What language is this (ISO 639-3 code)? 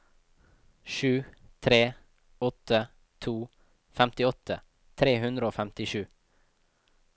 nor